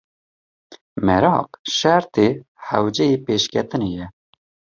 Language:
Kurdish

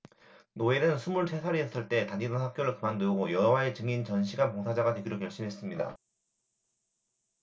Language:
Korean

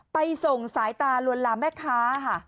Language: Thai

